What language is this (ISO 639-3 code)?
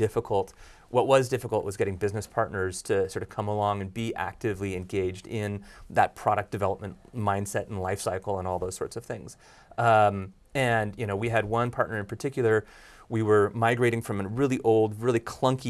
eng